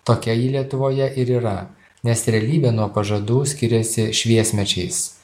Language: Lithuanian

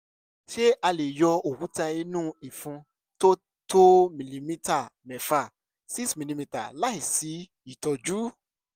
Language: Yoruba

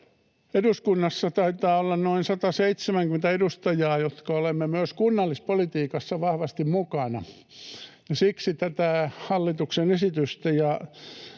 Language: Finnish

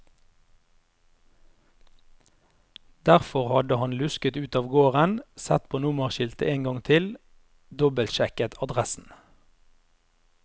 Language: Norwegian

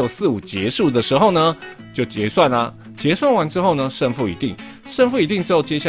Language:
Chinese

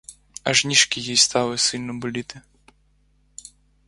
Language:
Ukrainian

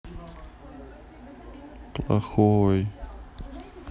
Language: Russian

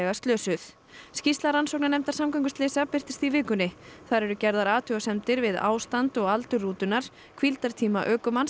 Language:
Icelandic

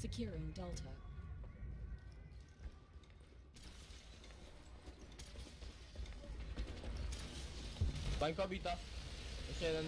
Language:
Polish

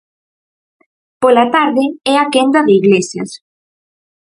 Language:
Galician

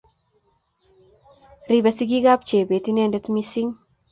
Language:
Kalenjin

